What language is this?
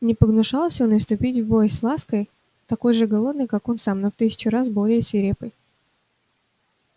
Russian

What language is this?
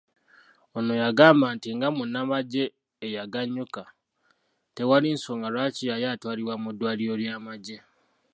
Ganda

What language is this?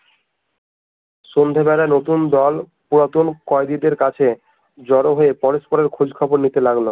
Bangla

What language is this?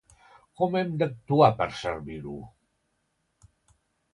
Catalan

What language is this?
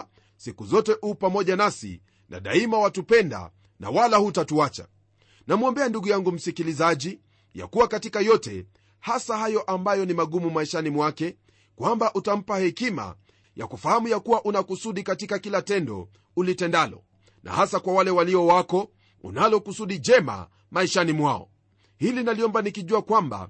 Swahili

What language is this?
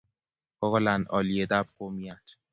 Kalenjin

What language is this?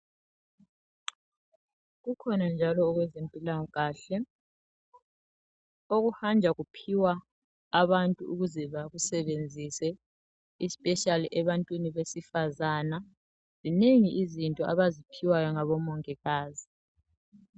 North Ndebele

